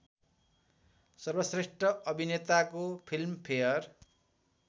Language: Nepali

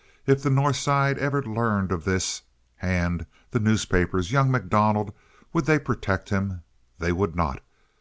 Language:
English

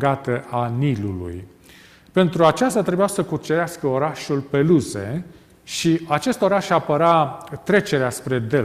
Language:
Romanian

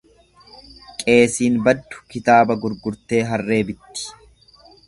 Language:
Oromo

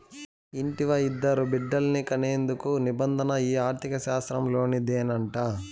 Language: Telugu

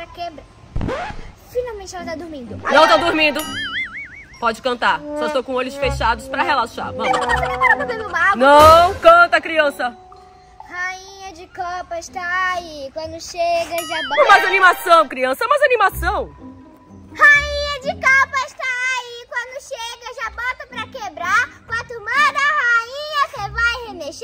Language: Portuguese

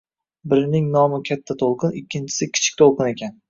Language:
Uzbek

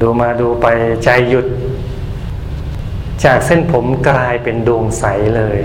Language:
Thai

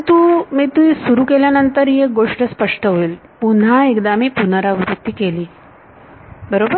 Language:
Marathi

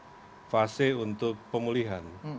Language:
Indonesian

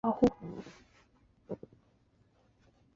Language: Chinese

